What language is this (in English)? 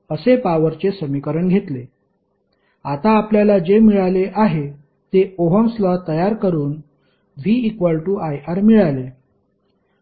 Marathi